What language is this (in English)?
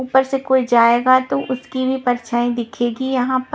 Hindi